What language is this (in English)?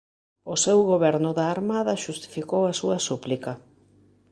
Galician